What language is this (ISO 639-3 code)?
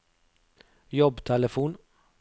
nor